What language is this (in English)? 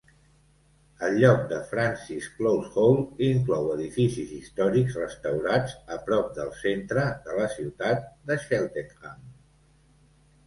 Catalan